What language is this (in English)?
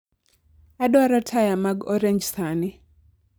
Luo (Kenya and Tanzania)